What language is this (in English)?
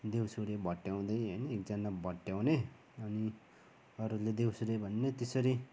Nepali